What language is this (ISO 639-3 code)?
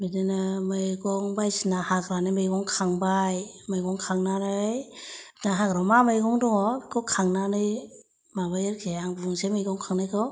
brx